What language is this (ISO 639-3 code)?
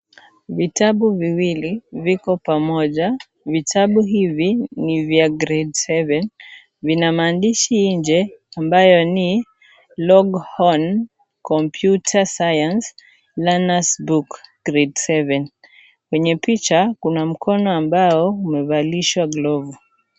swa